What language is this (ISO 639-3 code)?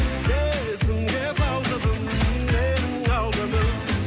kaz